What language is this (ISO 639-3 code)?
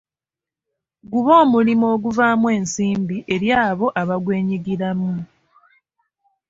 lug